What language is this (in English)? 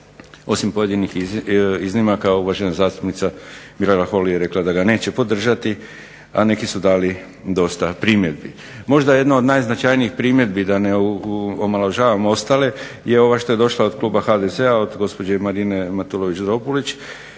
Croatian